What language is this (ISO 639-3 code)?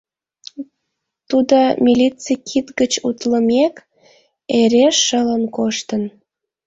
chm